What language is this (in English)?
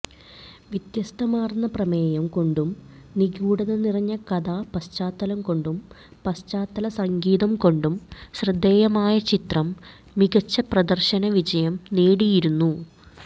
Malayalam